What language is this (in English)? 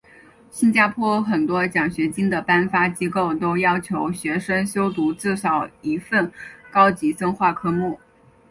Chinese